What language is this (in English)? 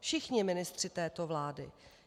Czech